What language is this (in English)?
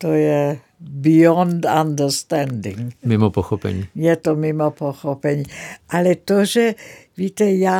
Czech